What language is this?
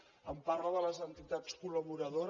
Catalan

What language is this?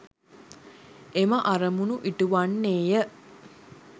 Sinhala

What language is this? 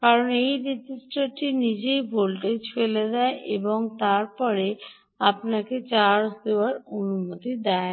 Bangla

